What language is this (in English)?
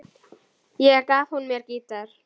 Icelandic